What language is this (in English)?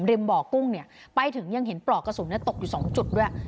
Thai